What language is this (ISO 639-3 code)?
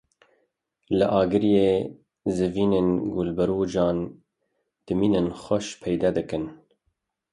kur